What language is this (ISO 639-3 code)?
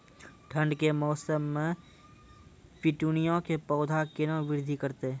mai